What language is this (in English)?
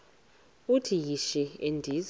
Xhosa